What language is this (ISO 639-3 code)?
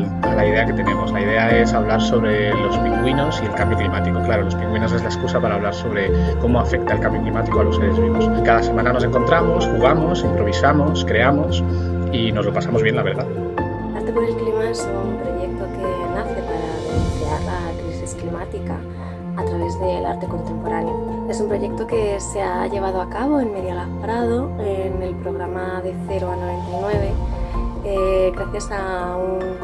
spa